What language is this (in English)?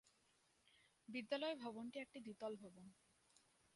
Bangla